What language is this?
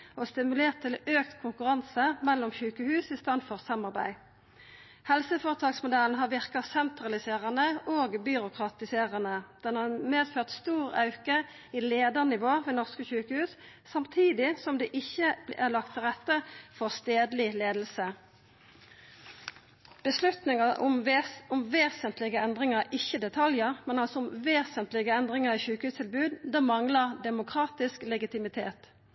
Norwegian Nynorsk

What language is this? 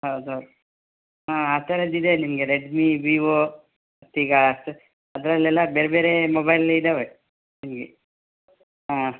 Kannada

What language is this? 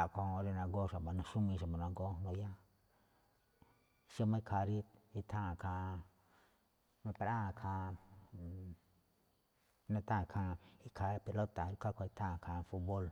Malinaltepec Me'phaa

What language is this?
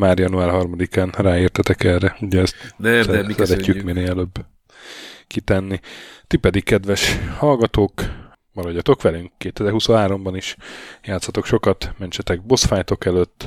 Hungarian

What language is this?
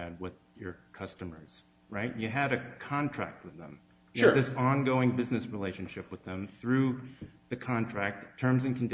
English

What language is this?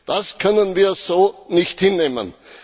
German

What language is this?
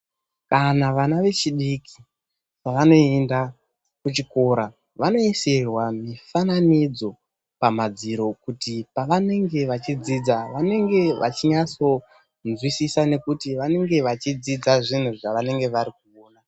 Ndau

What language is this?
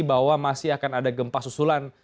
Indonesian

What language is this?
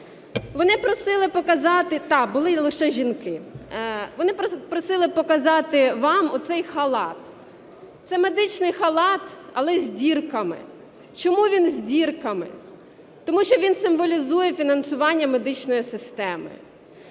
Ukrainian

